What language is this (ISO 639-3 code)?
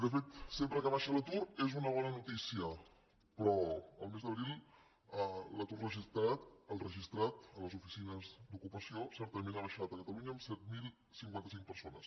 cat